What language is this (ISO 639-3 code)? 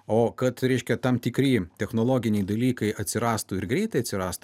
lit